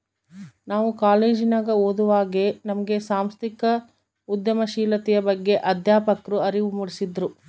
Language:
Kannada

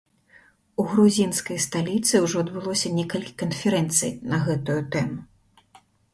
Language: Belarusian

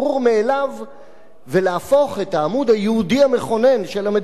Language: Hebrew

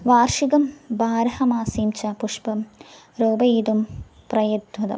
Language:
Sanskrit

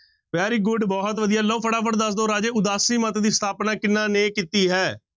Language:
Punjabi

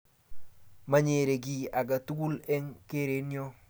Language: Kalenjin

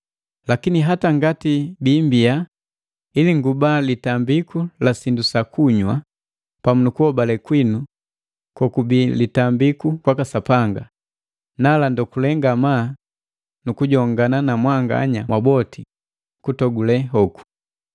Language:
Matengo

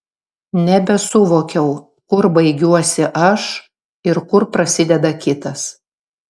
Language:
Lithuanian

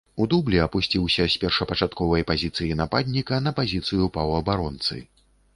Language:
Belarusian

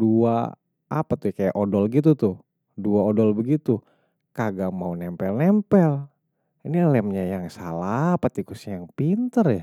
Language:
Betawi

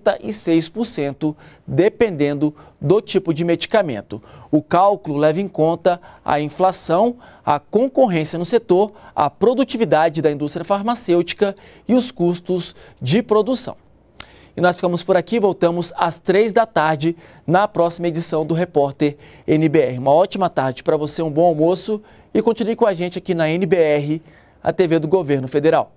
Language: Portuguese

